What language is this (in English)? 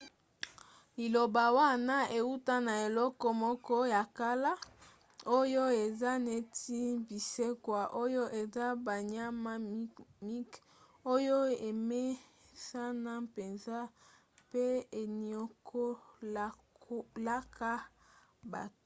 Lingala